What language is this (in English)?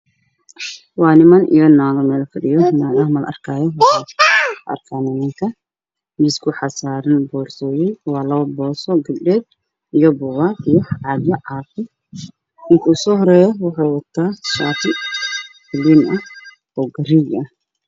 Somali